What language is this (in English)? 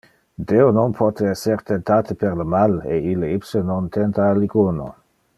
Interlingua